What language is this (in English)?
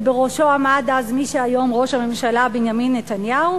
Hebrew